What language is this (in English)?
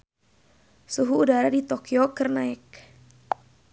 Sundanese